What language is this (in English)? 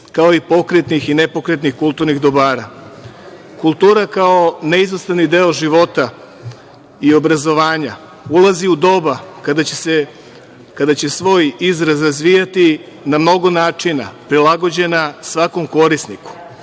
Serbian